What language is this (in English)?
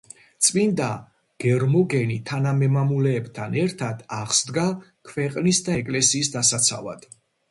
Georgian